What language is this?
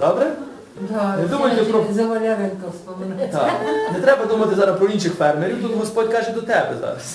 Ukrainian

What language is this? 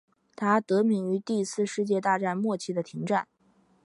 Chinese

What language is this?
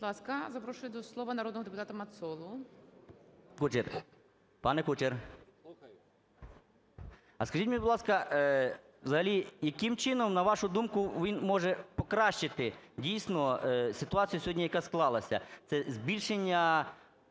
Ukrainian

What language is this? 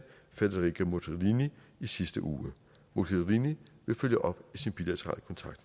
Danish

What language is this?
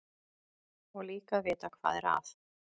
Icelandic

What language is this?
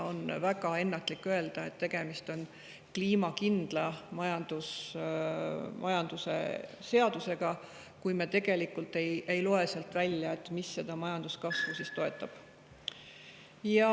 Estonian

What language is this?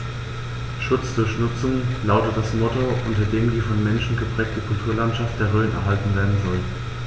German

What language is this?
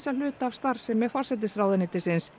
Icelandic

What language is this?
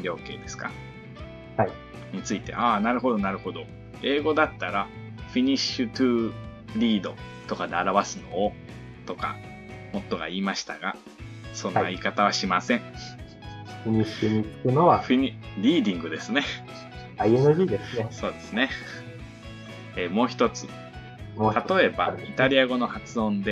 Japanese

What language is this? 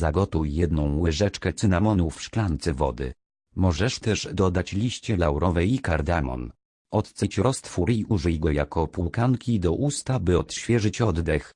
Polish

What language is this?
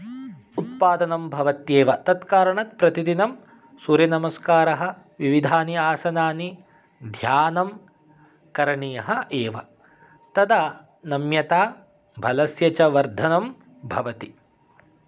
Sanskrit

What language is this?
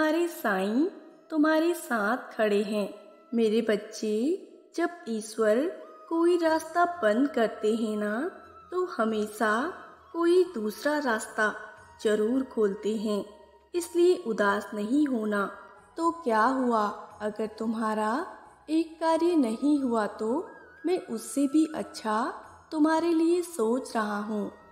Hindi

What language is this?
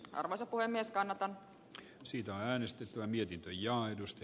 Finnish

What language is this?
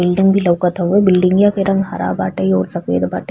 Bhojpuri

